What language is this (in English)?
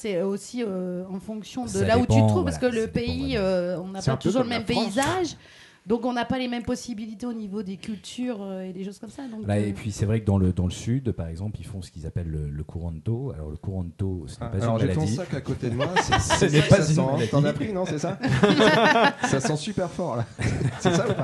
French